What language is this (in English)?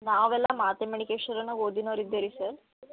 Kannada